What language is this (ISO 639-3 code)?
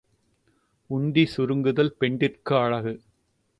tam